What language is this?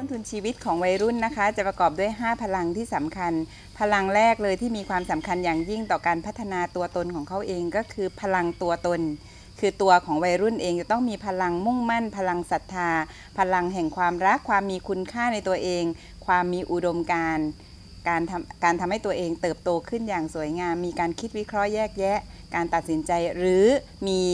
Thai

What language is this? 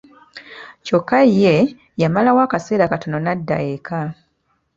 Ganda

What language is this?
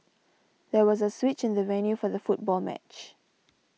English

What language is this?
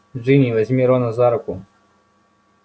Russian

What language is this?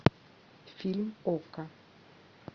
Russian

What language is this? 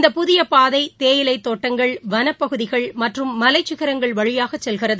Tamil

